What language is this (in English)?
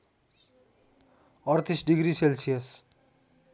Nepali